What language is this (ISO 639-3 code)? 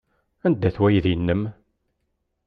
kab